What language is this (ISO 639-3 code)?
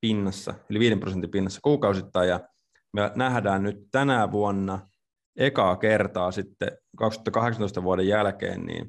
fin